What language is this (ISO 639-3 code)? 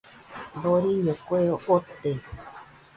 hux